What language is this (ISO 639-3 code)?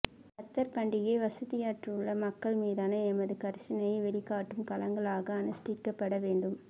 tam